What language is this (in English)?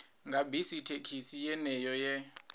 Venda